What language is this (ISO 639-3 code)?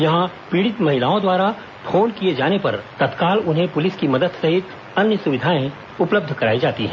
hin